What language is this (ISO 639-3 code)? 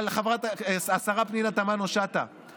heb